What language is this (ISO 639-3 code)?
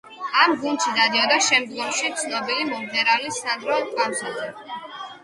kat